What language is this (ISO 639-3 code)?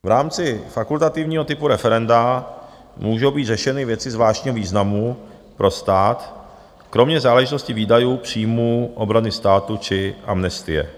ces